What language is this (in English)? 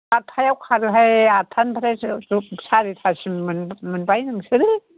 Bodo